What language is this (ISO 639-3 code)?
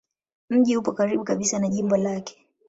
swa